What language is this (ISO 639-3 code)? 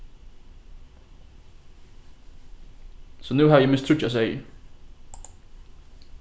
fao